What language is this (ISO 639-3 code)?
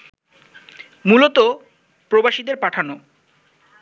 ben